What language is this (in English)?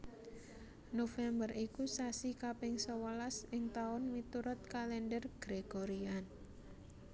Javanese